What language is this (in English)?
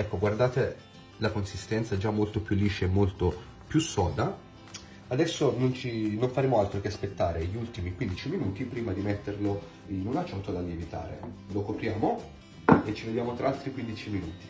Italian